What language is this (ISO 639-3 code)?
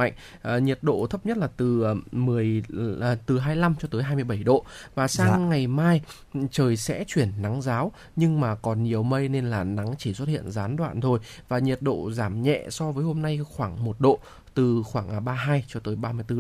vie